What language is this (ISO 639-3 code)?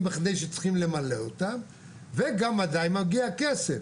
heb